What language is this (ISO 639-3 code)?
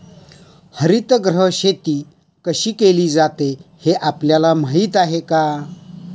mar